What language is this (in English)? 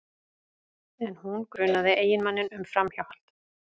Icelandic